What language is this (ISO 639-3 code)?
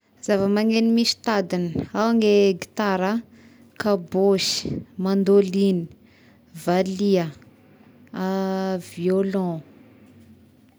tkg